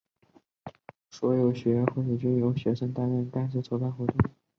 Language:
Chinese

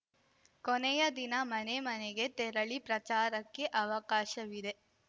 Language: Kannada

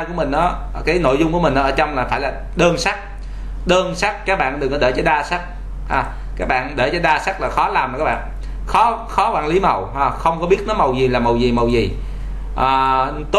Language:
Vietnamese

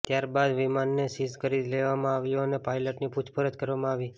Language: Gujarati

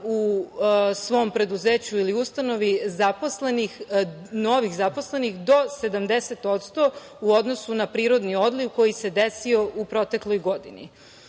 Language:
Serbian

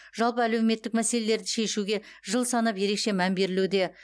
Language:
Kazakh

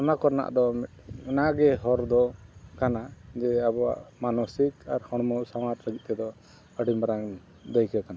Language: Santali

